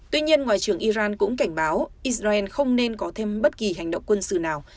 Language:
Vietnamese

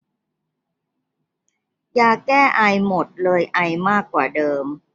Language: Thai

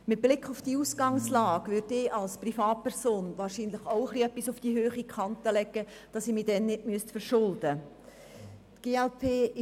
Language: Swiss German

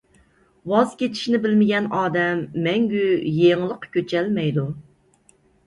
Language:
Uyghur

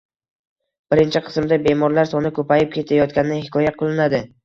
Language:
Uzbek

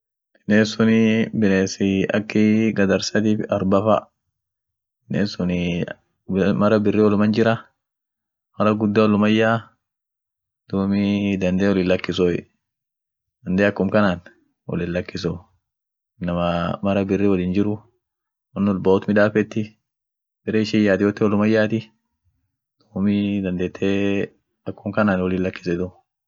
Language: Orma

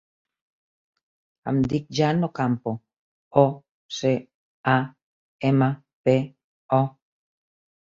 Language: Catalan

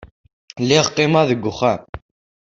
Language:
Kabyle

